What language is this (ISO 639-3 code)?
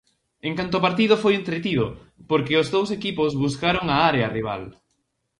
glg